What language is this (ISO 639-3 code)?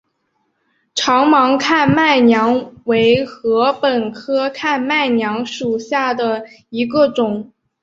zho